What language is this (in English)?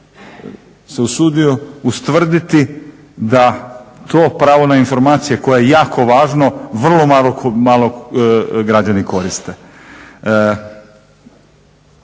Croatian